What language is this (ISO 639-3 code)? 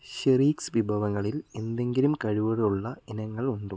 mal